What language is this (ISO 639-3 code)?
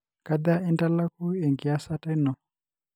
mas